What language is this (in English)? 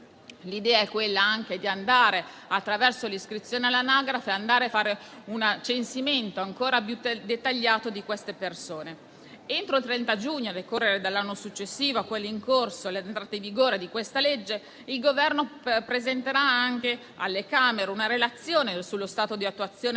Italian